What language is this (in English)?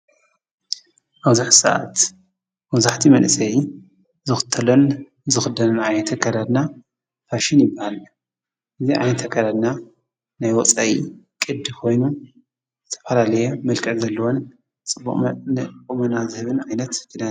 Tigrinya